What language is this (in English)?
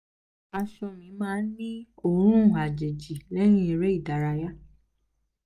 Yoruba